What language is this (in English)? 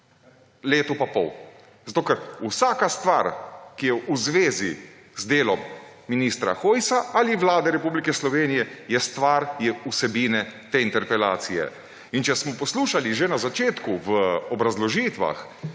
Slovenian